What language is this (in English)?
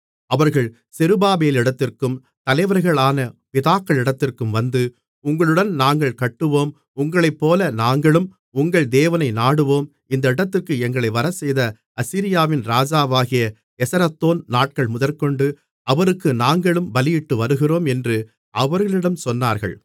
Tamil